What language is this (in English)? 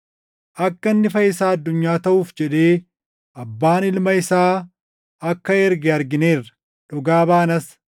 Oromo